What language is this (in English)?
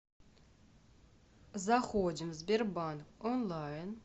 Russian